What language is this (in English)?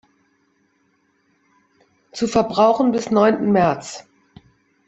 German